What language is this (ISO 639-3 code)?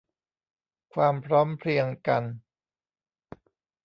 tha